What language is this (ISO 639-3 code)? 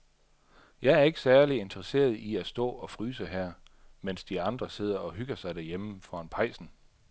dan